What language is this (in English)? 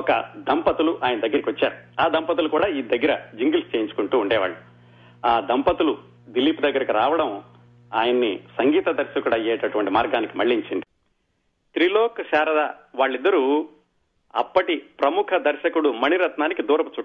Telugu